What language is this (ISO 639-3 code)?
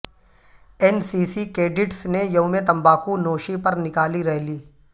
urd